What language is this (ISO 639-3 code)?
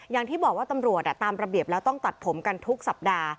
tha